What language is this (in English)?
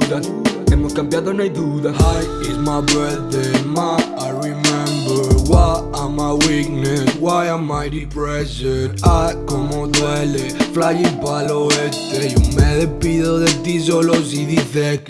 Spanish